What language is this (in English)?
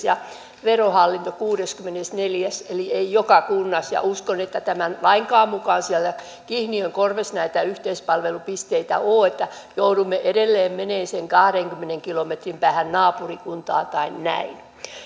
Finnish